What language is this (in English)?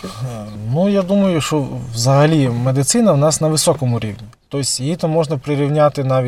Ukrainian